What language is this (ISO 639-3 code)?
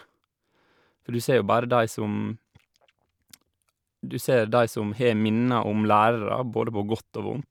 nor